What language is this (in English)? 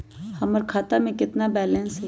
Magahi